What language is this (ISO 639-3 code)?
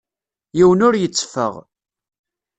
kab